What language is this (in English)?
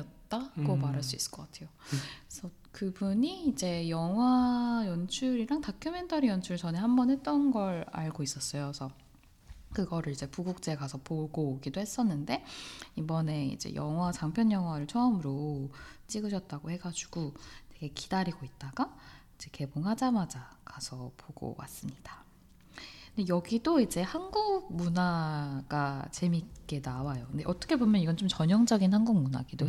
Korean